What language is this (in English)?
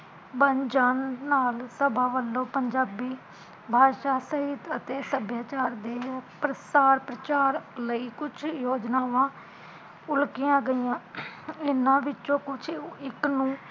Punjabi